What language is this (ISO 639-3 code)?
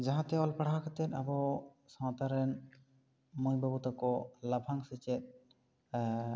sat